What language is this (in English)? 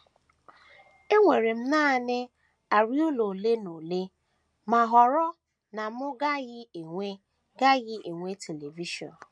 Igbo